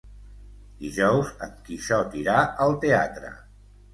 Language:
Catalan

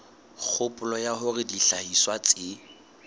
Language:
Southern Sotho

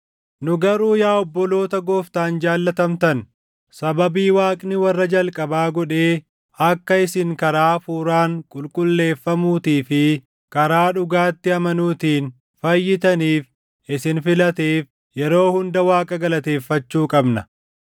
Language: Oromo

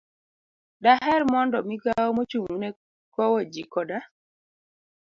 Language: Luo (Kenya and Tanzania)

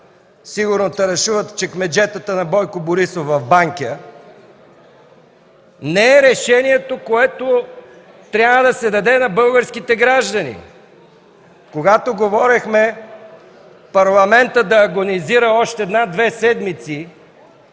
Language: Bulgarian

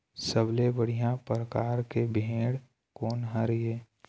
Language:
Chhattisgarhi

